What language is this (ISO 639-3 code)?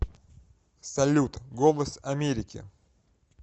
rus